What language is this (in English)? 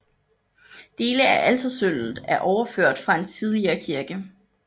Danish